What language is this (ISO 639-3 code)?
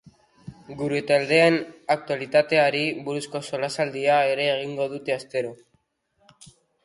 eus